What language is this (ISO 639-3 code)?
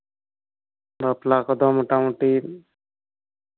sat